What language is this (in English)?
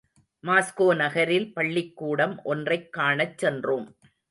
Tamil